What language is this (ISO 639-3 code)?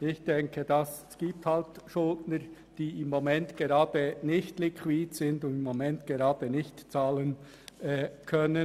gsw